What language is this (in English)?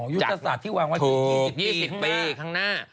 Thai